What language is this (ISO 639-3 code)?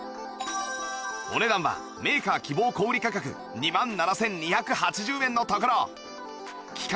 jpn